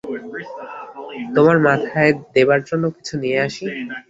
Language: Bangla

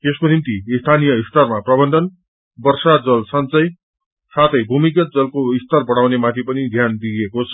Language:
Nepali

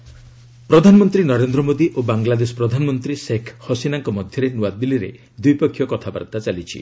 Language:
Odia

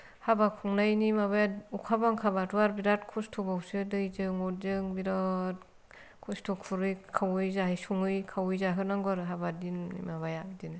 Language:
Bodo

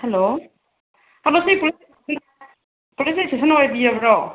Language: Manipuri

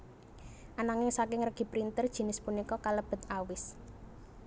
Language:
Javanese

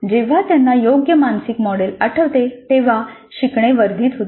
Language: Marathi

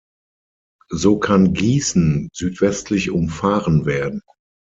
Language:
German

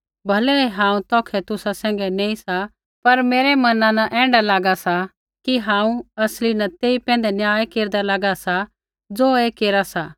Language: Kullu Pahari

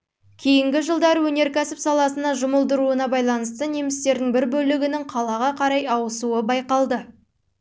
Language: Kazakh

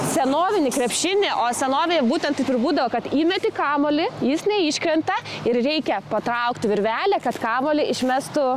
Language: Lithuanian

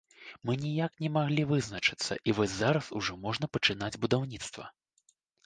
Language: Belarusian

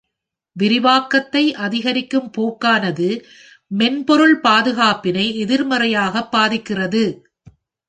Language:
Tamil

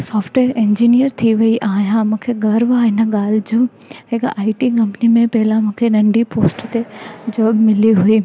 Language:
Sindhi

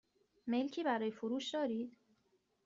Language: Persian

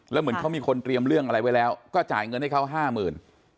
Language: Thai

